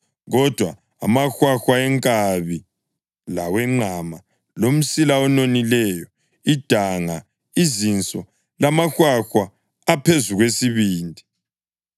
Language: North Ndebele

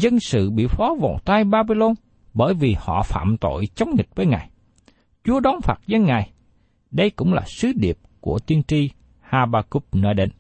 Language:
Vietnamese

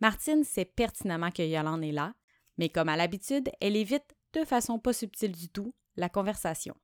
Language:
French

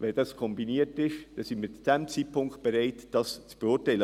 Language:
Swiss German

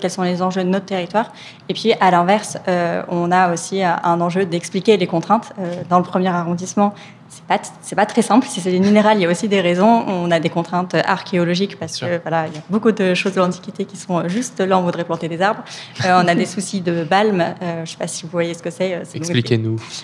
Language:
French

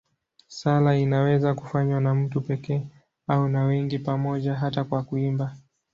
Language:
Swahili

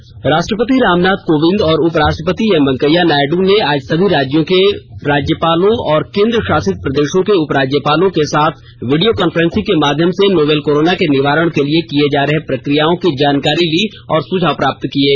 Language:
Hindi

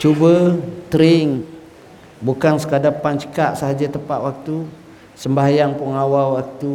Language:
Malay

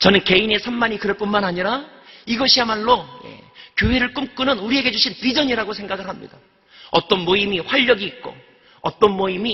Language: Korean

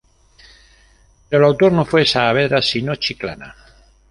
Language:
Spanish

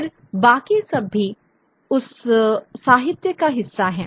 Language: Hindi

